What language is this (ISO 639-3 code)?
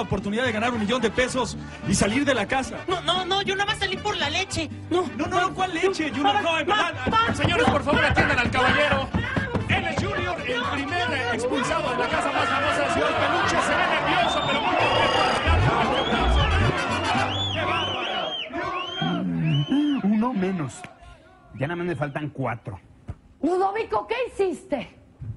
spa